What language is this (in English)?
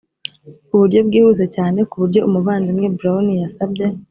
Kinyarwanda